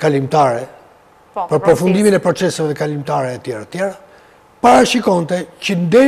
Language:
Romanian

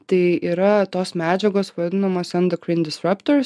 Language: Lithuanian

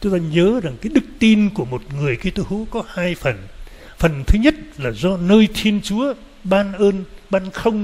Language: Vietnamese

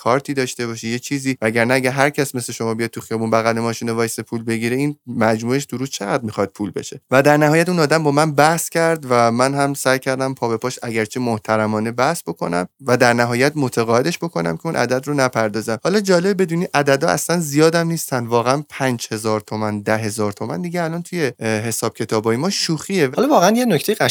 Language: Persian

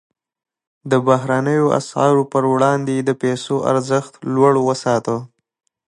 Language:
Pashto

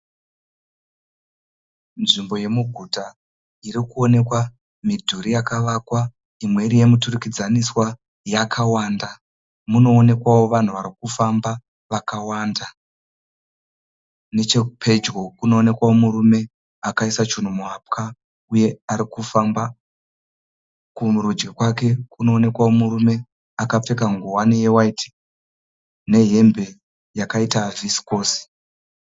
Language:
Shona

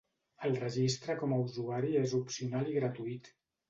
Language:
Catalan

